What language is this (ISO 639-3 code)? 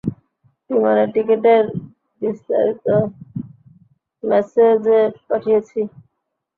ben